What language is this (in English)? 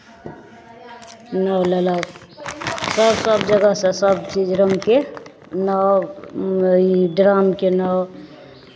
Maithili